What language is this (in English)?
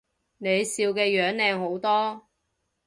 Cantonese